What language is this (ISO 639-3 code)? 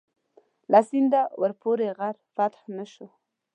pus